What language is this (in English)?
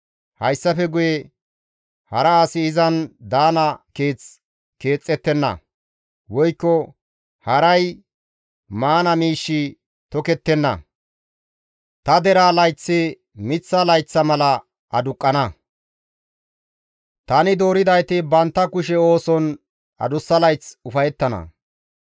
Gamo